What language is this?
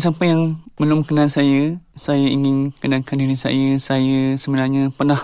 Malay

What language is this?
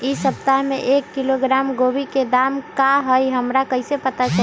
Magahi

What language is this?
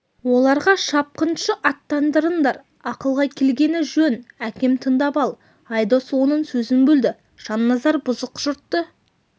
Kazakh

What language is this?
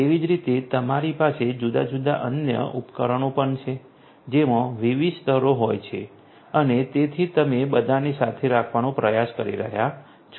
Gujarati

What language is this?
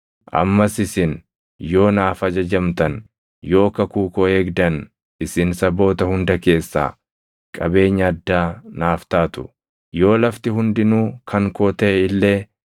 Oromo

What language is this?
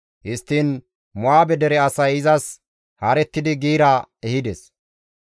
Gamo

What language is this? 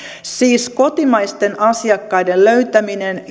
Finnish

